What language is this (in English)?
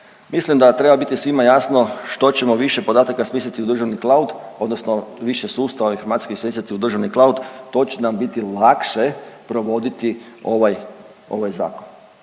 Croatian